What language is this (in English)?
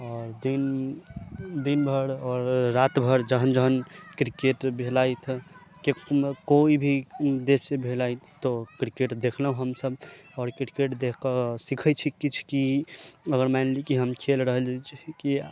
Maithili